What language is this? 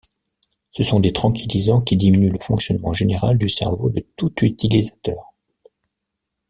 French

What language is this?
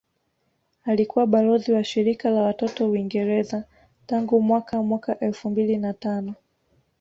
Swahili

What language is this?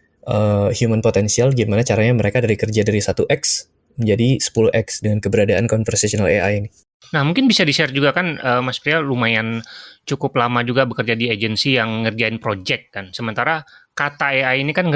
Indonesian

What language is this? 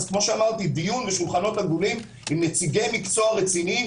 Hebrew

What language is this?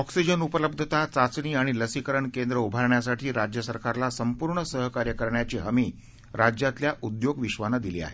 Marathi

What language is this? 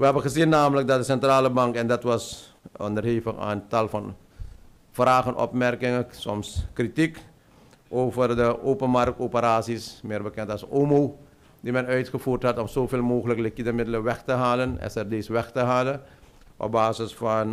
Dutch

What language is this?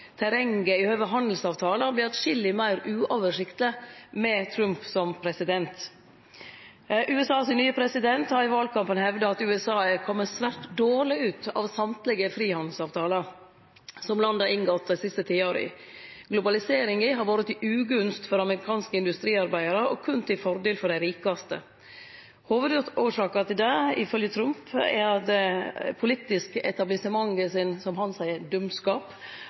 Norwegian Nynorsk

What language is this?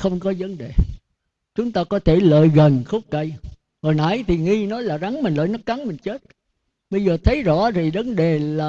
Vietnamese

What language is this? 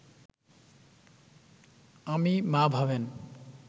Bangla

